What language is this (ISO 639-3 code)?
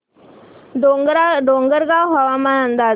mar